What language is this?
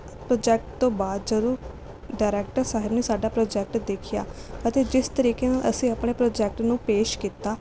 Punjabi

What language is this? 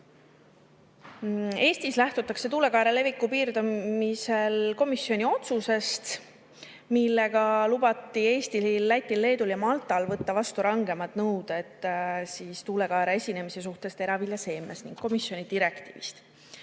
Estonian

